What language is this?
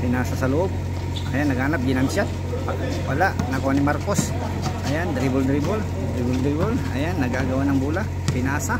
Filipino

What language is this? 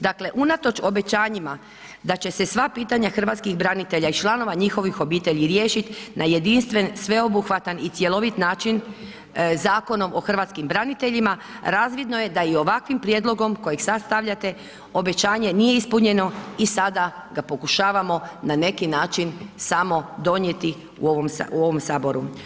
Croatian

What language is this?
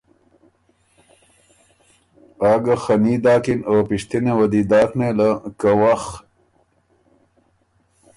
Ormuri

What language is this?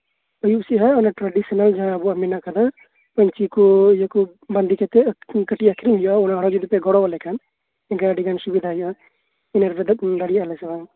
Santali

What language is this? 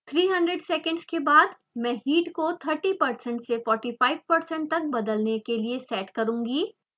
Hindi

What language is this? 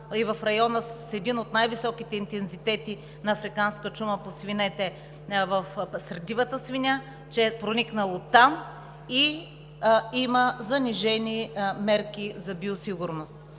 Bulgarian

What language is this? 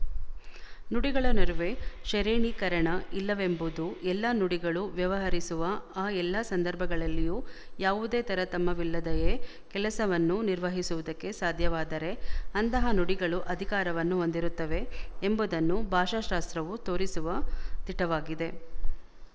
Kannada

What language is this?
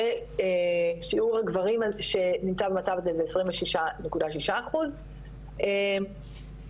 Hebrew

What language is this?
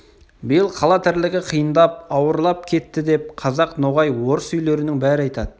Kazakh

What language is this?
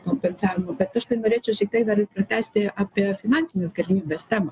Lithuanian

